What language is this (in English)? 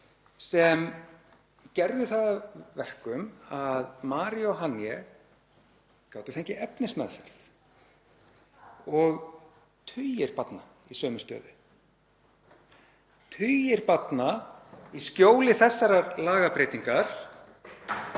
Icelandic